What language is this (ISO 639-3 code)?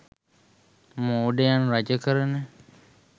sin